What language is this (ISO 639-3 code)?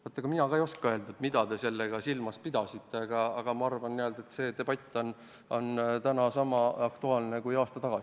est